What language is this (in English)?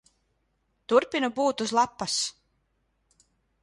Latvian